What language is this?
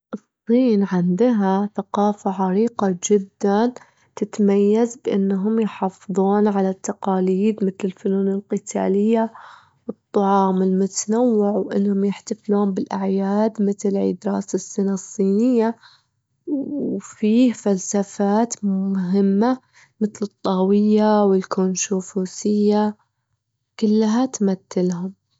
Gulf Arabic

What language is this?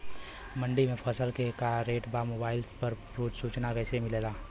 Bhojpuri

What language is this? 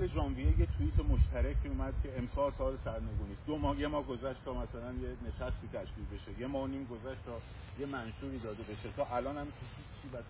Persian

